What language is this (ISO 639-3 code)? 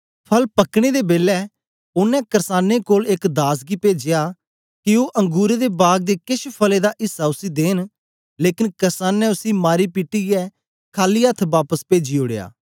doi